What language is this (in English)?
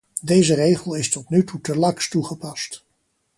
Dutch